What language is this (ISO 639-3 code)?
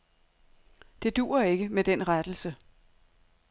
dan